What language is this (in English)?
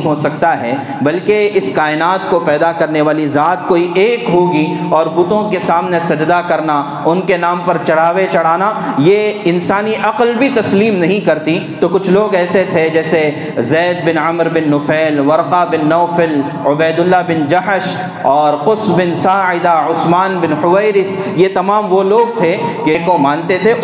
Urdu